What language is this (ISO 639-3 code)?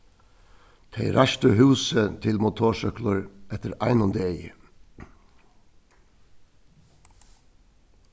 fao